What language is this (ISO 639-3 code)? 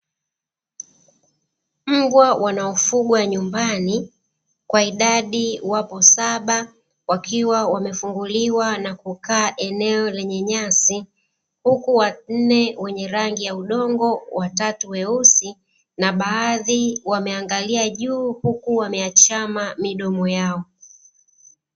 swa